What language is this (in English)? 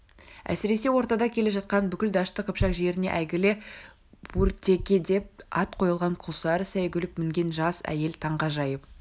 Kazakh